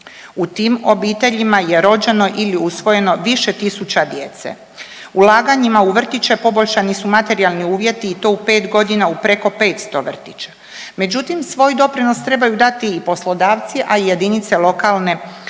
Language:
Croatian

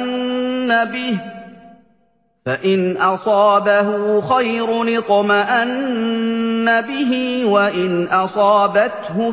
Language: Arabic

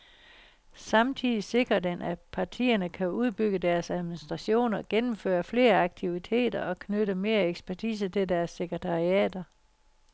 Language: Danish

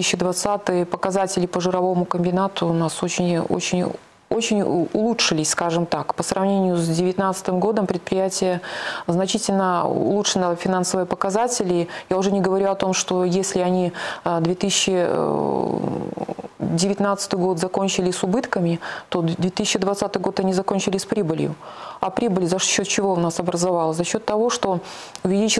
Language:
Russian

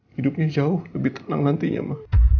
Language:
Indonesian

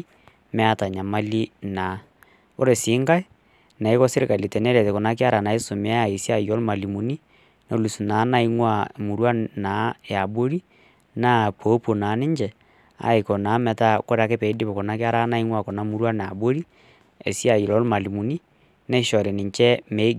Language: Masai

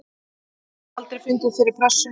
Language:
Icelandic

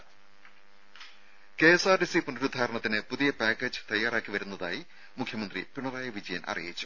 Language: Malayalam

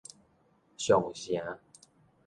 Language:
Min Nan Chinese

